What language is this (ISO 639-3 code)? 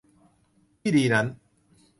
tha